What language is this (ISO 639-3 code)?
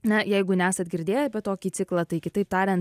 lit